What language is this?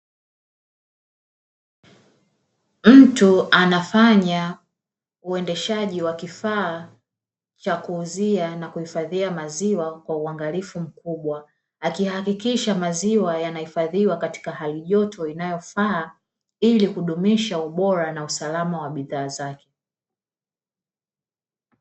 Swahili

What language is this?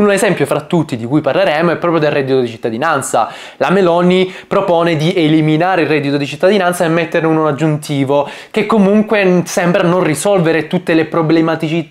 Italian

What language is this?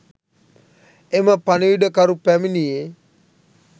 Sinhala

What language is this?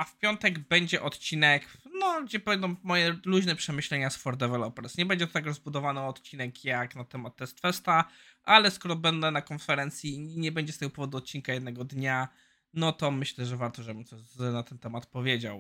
Polish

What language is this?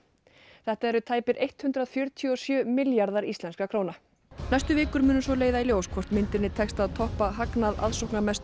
Icelandic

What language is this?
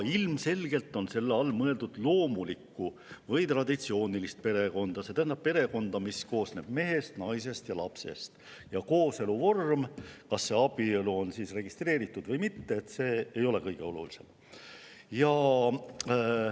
Estonian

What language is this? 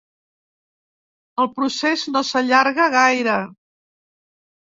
Catalan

